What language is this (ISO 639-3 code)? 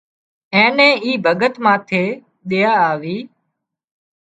kxp